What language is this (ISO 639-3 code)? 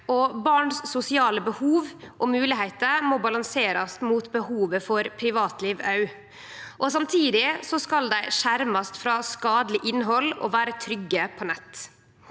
nor